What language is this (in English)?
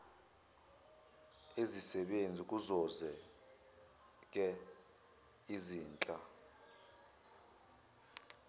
Zulu